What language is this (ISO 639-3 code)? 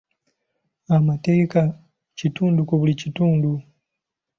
lug